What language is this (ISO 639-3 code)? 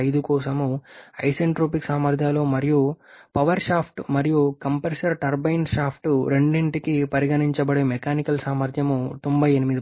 tel